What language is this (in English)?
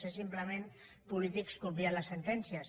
Catalan